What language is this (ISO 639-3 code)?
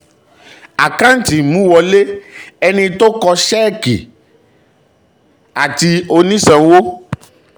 yor